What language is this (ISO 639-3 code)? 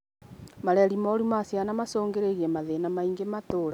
kik